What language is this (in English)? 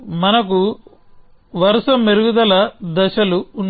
Telugu